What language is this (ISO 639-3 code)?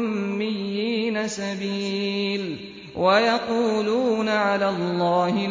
ara